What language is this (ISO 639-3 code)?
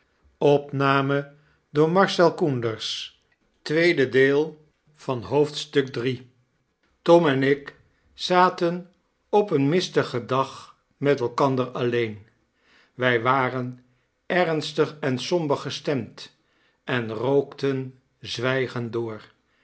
nld